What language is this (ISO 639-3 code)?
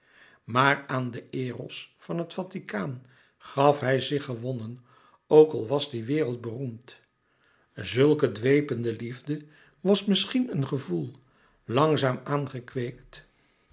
nld